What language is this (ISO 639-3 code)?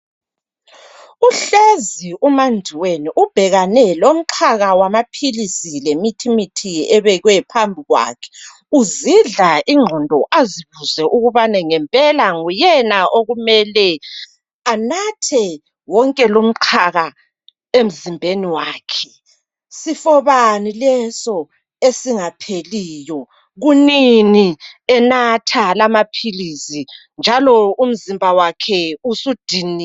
nde